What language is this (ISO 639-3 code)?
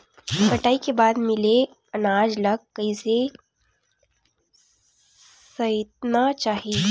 hne